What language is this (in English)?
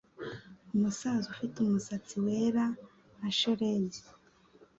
Kinyarwanda